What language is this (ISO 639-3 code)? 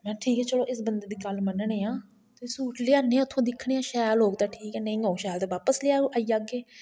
doi